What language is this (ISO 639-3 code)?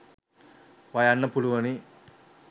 sin